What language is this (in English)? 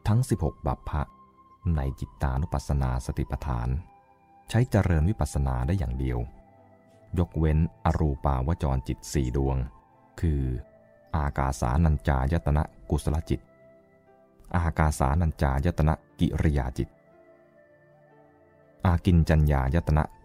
Thai